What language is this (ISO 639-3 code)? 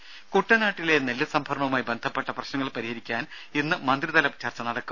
mal